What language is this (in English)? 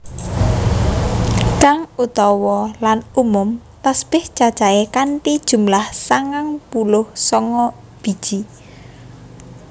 Javanese